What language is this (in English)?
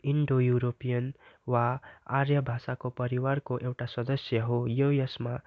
Nepali